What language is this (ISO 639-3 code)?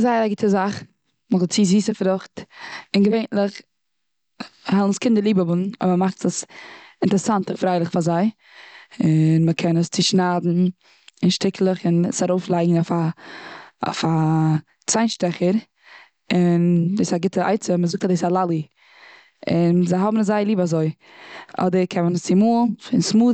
yid